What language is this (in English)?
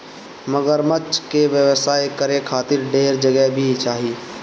Bhojpuri